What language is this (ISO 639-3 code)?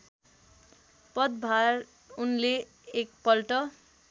nep